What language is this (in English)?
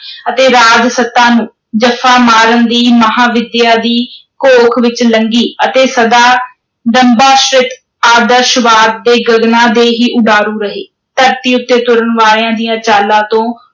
Punjabi